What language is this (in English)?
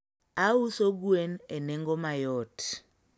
Luo (Kenya and Tanzania)